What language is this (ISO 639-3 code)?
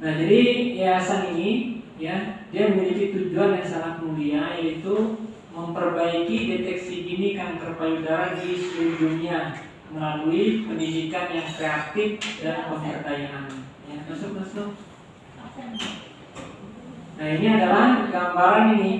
ind